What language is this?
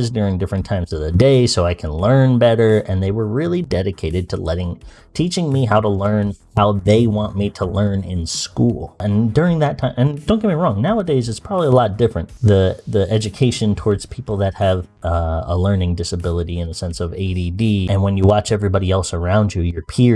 English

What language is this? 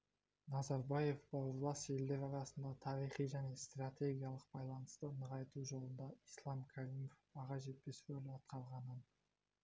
Kazakh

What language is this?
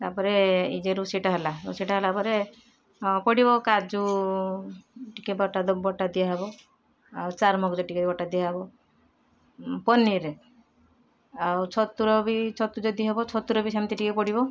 Odia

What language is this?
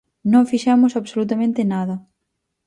Galician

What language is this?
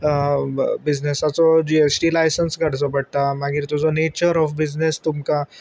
Konkani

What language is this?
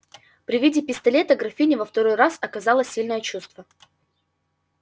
Russian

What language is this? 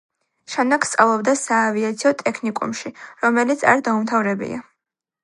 Georgian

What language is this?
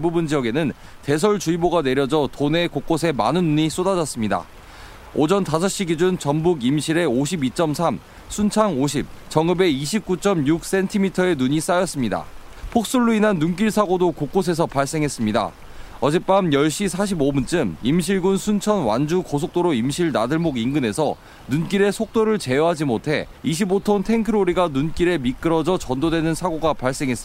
Korean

